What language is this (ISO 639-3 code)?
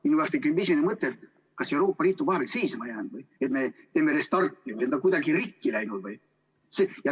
est